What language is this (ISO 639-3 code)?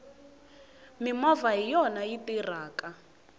tso